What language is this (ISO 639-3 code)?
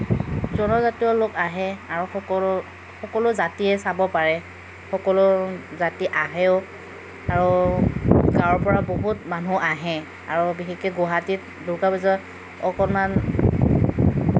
asm